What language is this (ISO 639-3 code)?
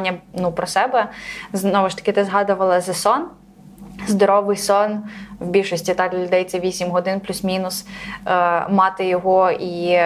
ukr